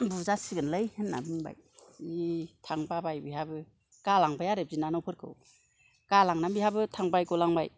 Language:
Bodo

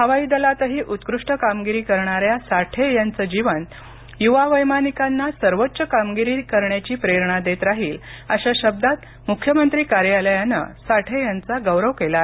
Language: Marathi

